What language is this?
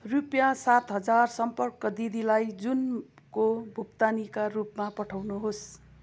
Nepali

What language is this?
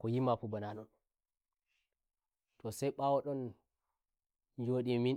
Nigerian Fulfulde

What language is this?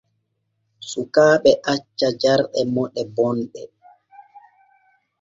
Borgu Fulfulde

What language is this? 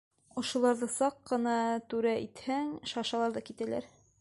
Bashkir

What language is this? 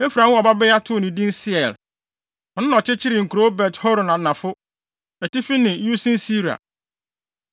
Akan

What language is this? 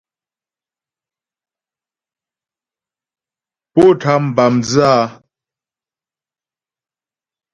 Ghomala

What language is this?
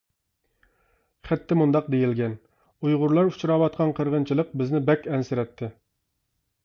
Uyghur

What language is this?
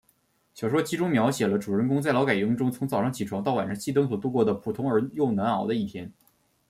Chinese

